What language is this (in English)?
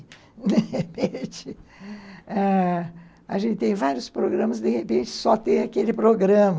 Portuguese